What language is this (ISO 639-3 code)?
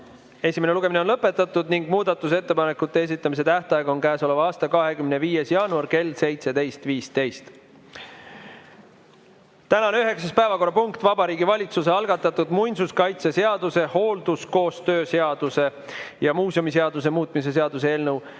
est